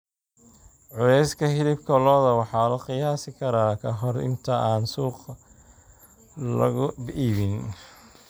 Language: Somali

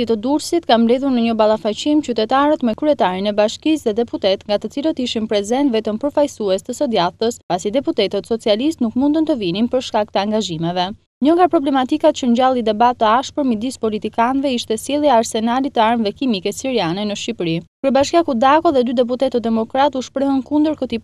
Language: Romanian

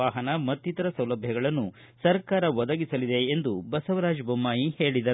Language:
Kannada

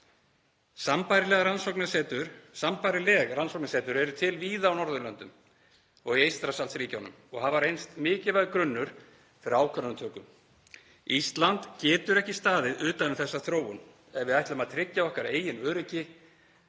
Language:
Icelandic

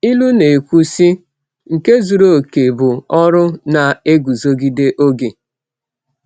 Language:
Igbo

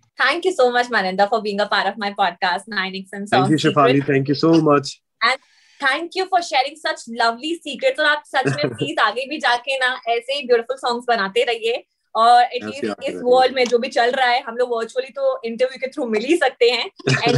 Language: Hindi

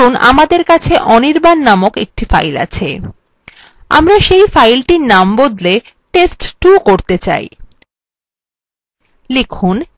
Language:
Bangla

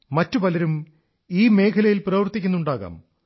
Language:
Malayalam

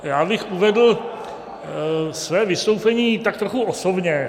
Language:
Czech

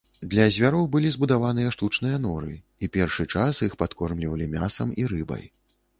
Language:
Belarusian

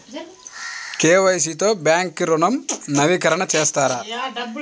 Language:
Telugu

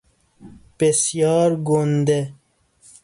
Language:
Persian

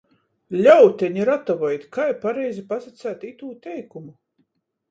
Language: Latgalian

